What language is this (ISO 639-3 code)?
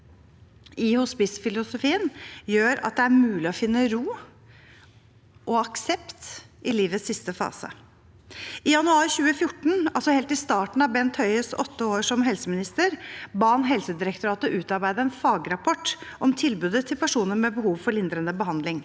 nor